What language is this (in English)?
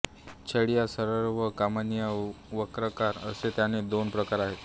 Marathi